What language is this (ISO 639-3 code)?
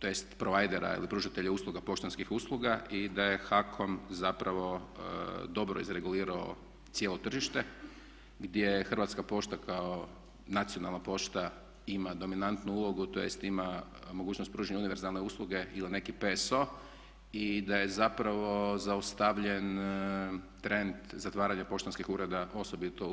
hrv